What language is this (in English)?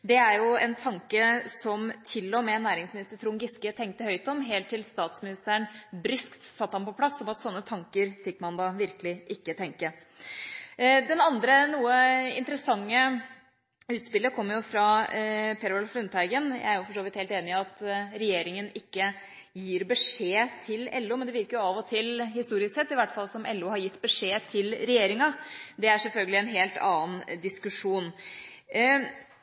Norwegian Bokmål